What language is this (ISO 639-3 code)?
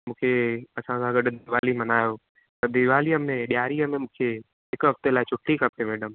snd